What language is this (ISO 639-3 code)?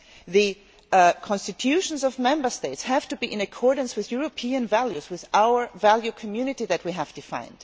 eng